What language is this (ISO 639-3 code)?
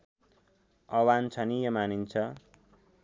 nep